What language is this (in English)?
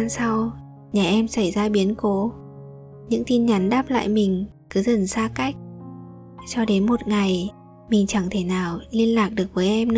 Vietnamese